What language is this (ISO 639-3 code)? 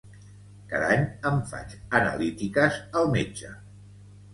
cat